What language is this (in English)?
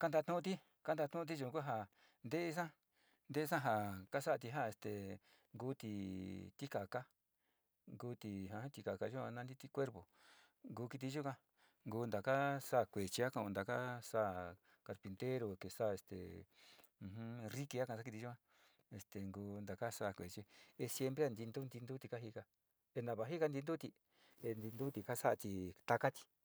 Sinicahua Mixtec